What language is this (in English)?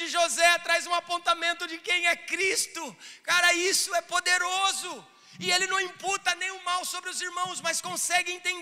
Portuguese